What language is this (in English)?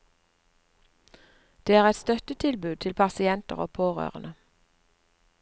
Norwegian